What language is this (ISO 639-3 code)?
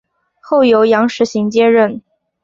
zho